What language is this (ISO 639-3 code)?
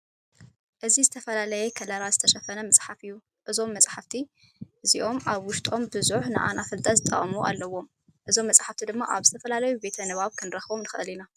tir